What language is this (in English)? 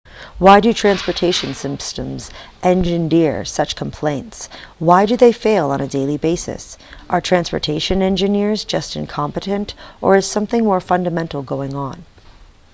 English